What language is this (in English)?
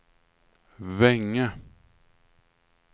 Swedish